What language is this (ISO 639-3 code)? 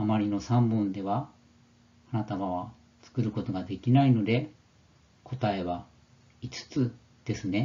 jpn